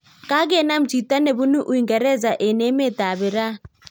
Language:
Kalenjin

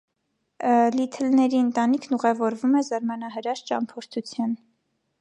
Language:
Armenian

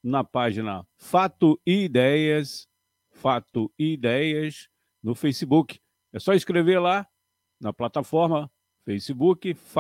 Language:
Portuguese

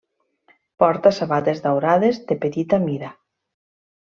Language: Catalan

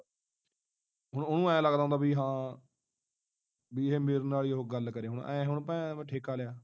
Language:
Punjabi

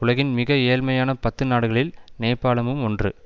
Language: Tamil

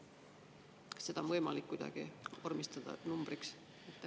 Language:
Estonian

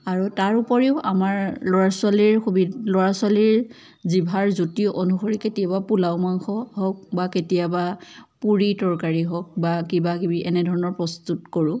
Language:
Assamese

